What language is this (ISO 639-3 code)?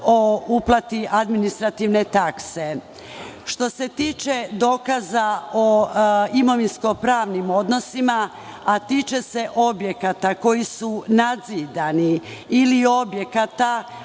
srp